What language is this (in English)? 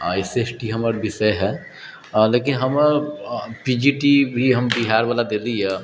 Maithili